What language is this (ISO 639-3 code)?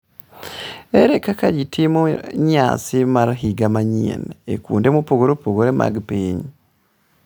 luo